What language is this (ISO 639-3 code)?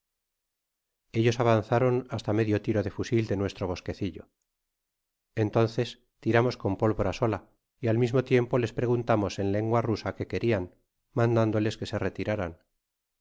spa